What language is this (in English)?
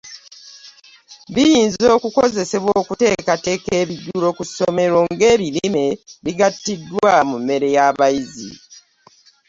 Ganda